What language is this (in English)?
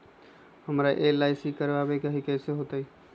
Magahi